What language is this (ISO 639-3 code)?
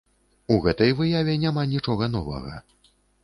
bel